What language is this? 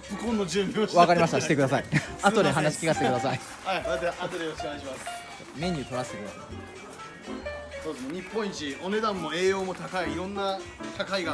Japanese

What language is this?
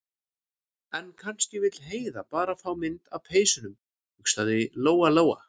Icelandic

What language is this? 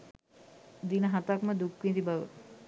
Sinhala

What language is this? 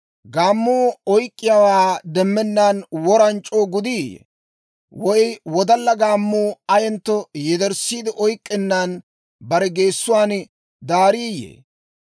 Dawro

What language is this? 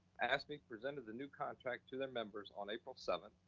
English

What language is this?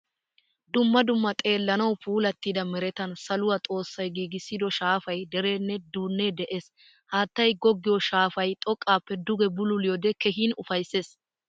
Wolaytta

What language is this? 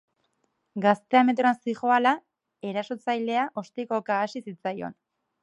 Basque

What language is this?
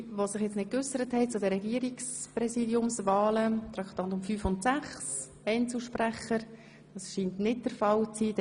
Swiss German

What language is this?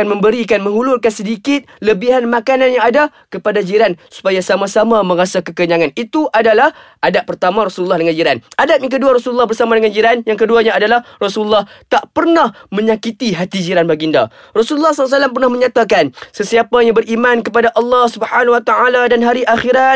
Malay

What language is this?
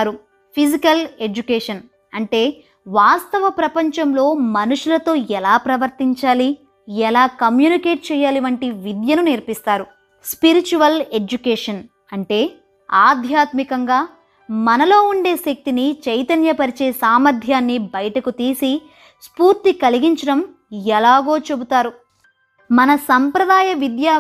Telugu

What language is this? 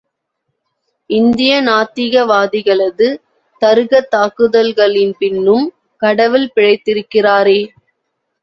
Tamil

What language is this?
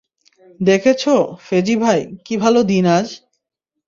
Bangla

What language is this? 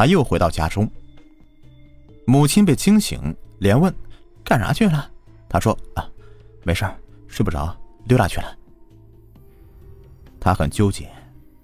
Chinese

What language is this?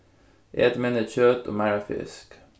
Faroese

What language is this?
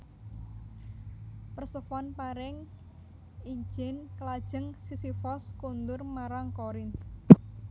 Javanese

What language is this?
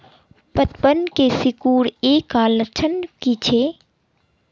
Magahi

